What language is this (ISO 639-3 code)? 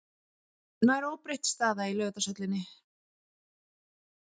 isl